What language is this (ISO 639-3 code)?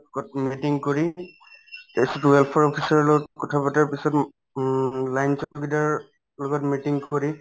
asm